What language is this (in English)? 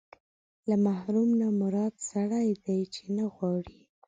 Pashto